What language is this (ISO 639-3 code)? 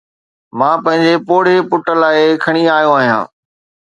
snd